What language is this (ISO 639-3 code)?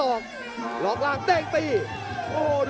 tha